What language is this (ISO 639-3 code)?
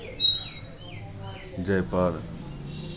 mai